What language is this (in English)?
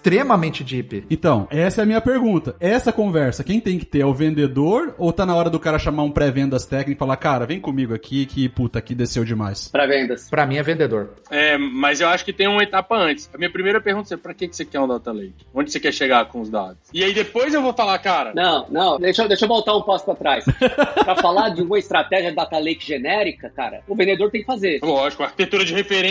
Portuguese